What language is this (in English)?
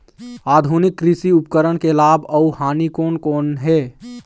Chhattisgarhi